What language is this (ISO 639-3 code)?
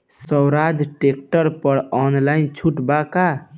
bho